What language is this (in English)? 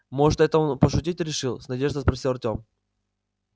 Russian